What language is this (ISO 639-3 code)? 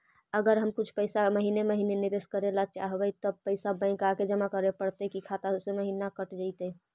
mag